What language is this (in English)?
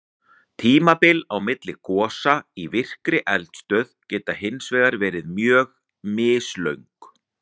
Icelandic